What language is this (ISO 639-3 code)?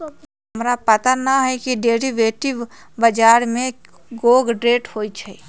mag